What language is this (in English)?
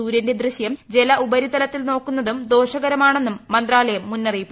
Malayalam